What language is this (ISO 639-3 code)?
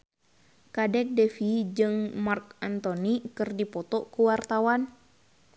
sun